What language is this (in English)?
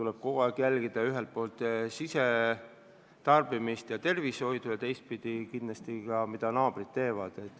Estonian